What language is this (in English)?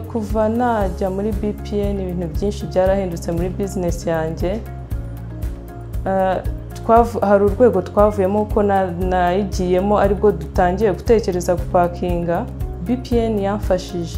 Turkish